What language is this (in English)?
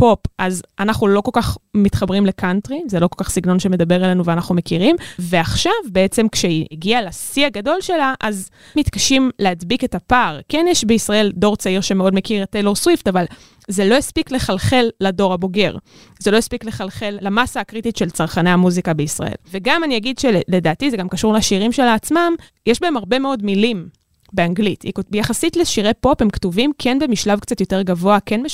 Hebrew